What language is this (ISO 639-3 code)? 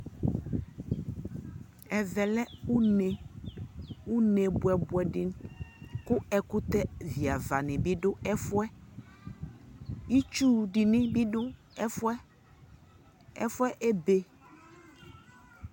kpo